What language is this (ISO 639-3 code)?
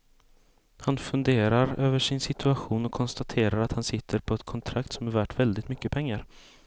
swe